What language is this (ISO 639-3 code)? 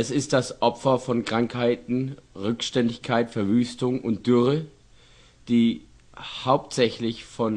deu